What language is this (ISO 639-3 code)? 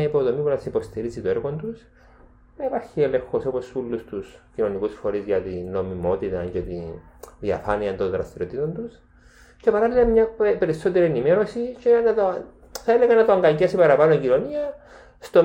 ell